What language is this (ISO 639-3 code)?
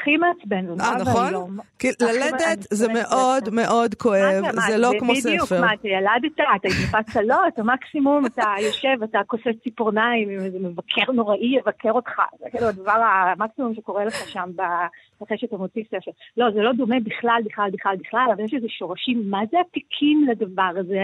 heb